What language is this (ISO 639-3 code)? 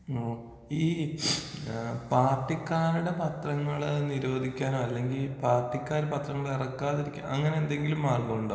mal